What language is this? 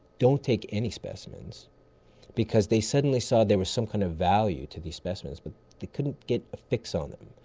English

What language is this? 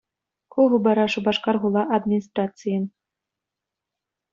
Chuvash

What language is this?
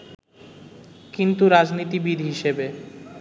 Bangla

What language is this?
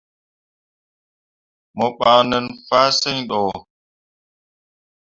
Mundang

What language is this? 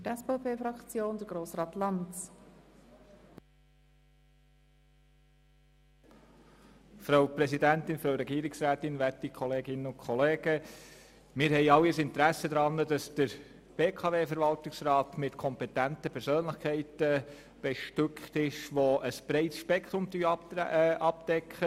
Swiss German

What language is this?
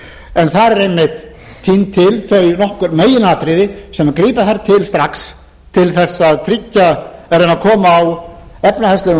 Icelandic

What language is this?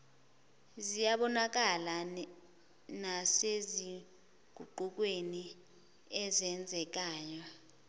Zulu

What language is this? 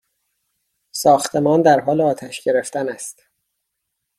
Persian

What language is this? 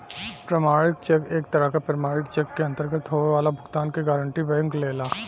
Bhojpuri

